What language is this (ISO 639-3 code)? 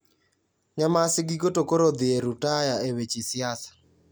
luo